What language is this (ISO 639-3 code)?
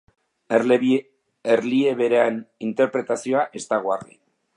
eus